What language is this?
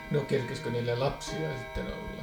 Finnish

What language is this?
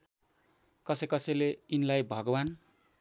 Nepali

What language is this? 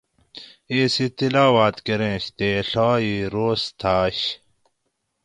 Gawri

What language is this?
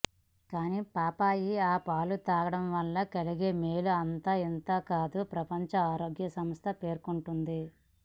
Telugu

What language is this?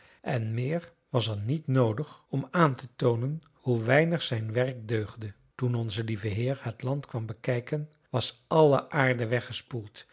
Dutch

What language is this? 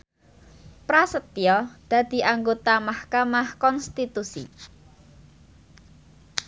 Javanese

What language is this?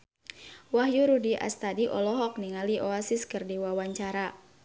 Sundanese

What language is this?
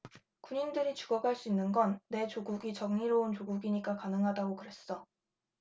Korean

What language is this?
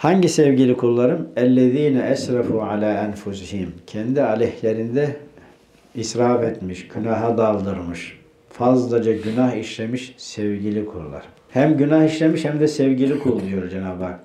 Turkish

